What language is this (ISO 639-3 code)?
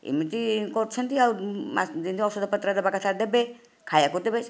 ori